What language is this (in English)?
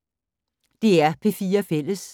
Danish